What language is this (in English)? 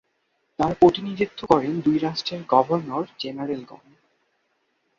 Bangla